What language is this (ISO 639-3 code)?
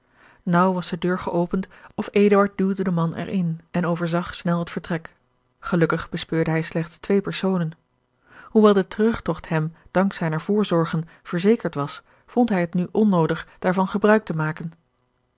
nld